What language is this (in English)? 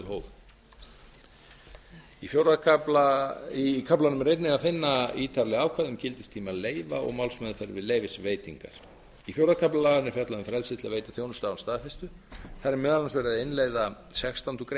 Icelandic